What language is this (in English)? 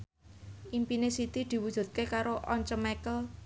Javanese